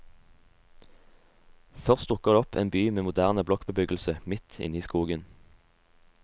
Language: Norwegian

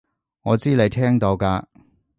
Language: Cantonese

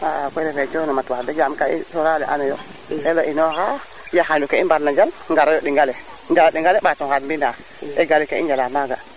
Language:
Serer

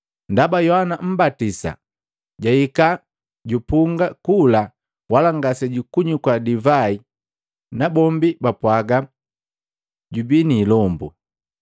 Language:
Matengo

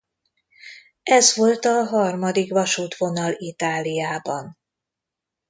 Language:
Hungarian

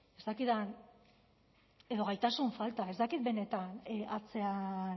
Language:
Basque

